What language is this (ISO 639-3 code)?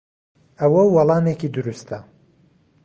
ckb